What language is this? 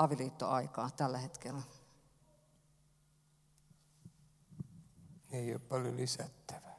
Finnish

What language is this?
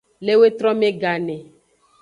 Aja (Benin)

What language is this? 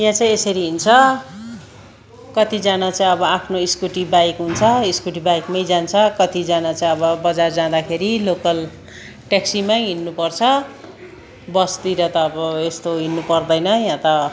Nepali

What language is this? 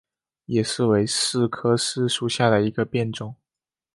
Chinese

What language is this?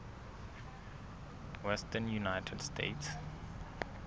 Southern Sotho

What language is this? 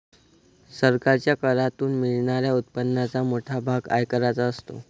Marathi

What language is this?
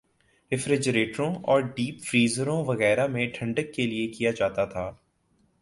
Urdu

